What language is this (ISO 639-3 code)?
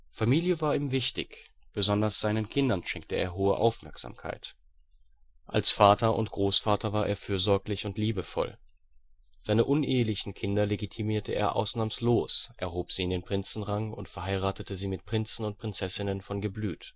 deu